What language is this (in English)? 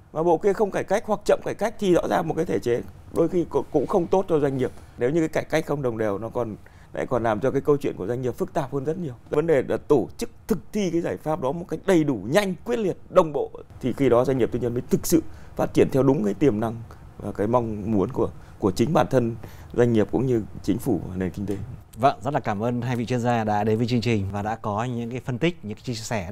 Vietnamese